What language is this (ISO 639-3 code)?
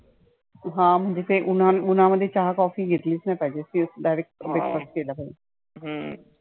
mar